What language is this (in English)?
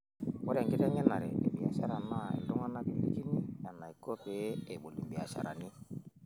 Masai